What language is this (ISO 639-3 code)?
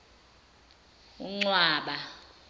zul